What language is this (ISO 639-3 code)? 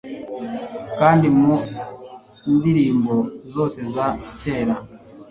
kin